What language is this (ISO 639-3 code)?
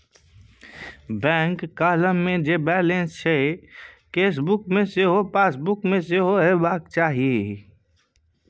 mai